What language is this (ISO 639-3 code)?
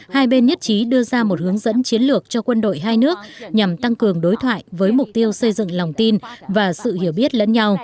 vie